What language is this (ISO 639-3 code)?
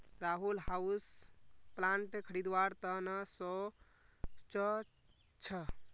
mag